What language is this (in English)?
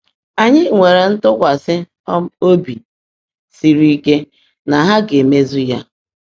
Igbo